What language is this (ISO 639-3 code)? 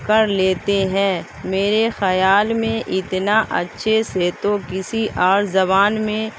urd